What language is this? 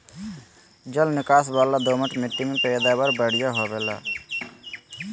Magahi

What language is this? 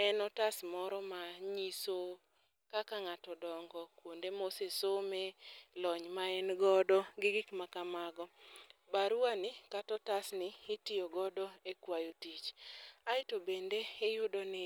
Luo (Kenya and Tanzania)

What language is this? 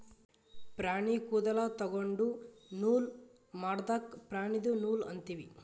Kannada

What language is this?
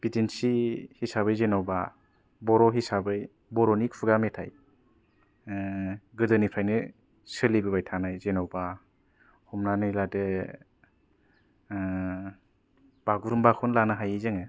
Bodo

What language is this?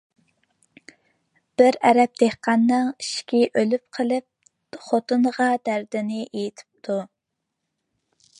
Uyghur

